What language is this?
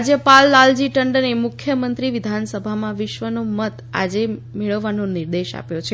Gujarati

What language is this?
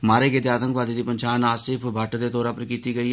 Dogri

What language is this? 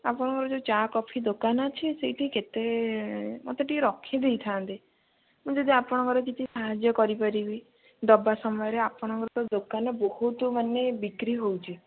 Odia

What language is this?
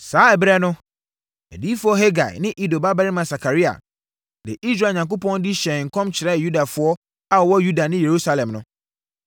Akan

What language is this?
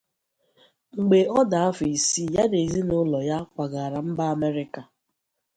Igbo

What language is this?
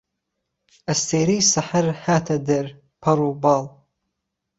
Central Kurdish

